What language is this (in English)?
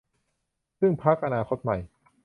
Thai